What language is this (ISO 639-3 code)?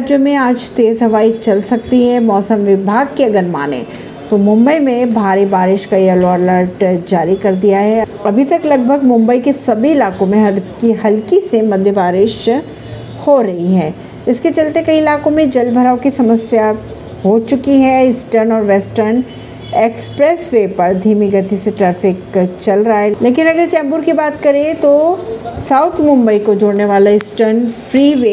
hin